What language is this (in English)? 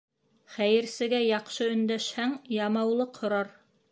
Bashkir